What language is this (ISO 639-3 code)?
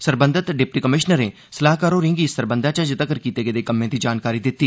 doi